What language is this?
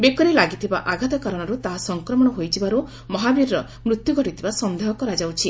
Odia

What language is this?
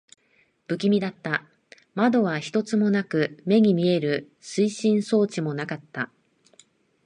Japanese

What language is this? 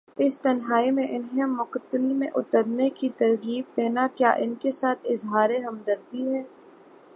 Urdu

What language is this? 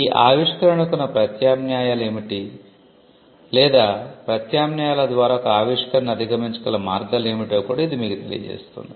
Telugu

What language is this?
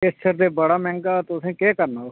Dogri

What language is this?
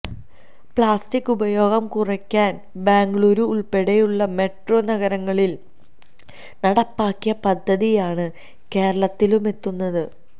Malayalam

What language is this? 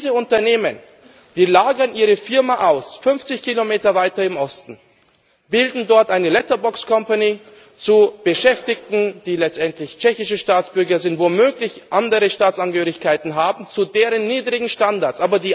German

